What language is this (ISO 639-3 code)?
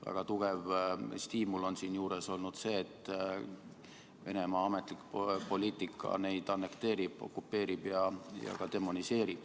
est